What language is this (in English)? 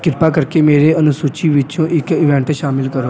Punjabi